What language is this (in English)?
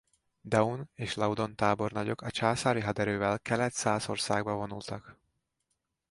Hungarian